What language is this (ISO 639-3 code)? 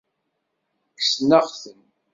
kab